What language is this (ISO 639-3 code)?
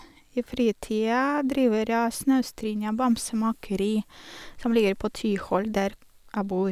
nor